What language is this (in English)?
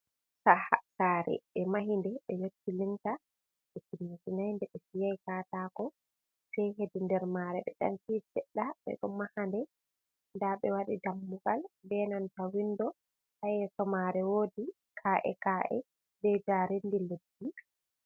Fula